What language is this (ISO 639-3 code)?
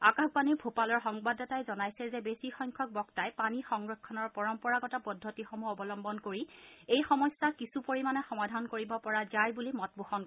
asm